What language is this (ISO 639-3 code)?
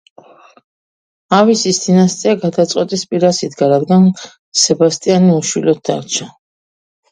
kat